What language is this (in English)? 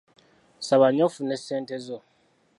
Ganda